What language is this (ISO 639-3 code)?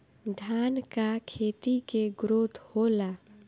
bho